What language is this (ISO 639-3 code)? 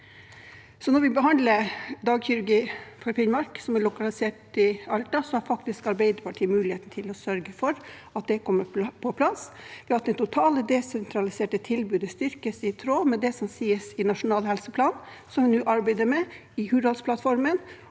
nor